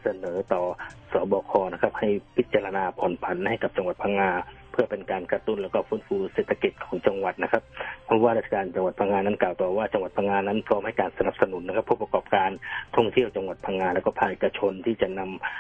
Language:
Thai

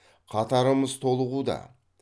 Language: Kazakh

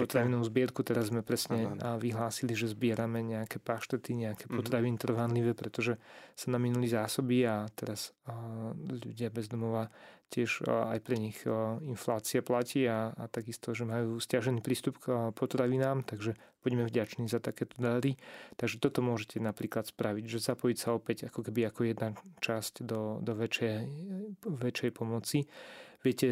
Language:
Slovak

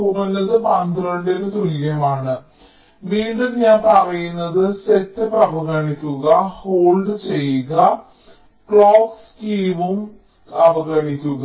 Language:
Malayalam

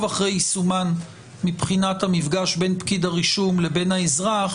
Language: Hebrew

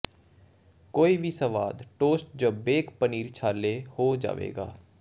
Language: Punjabi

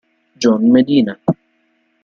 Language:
Italian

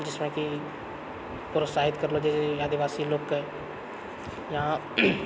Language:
Maithili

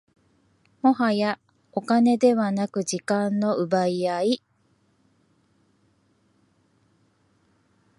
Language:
Japanese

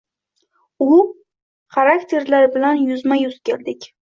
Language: Uzbek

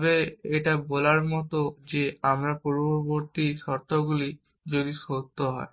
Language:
Bangla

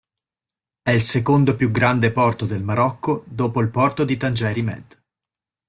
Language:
Italian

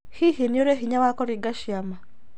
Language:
Kikuyu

